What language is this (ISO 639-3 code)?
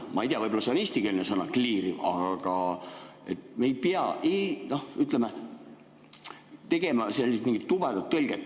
est